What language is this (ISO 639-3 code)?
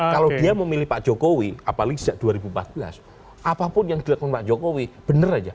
ind